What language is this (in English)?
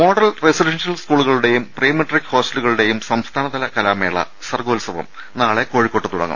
Malayalam